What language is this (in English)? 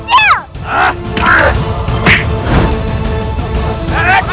Indonesian